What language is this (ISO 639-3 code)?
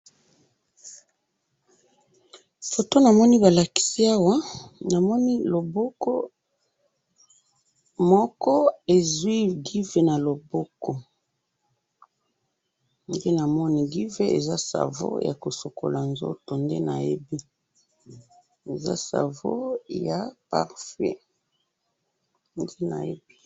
lin